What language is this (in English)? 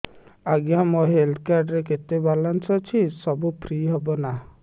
Odia